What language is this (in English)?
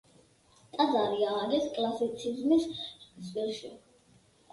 Georgian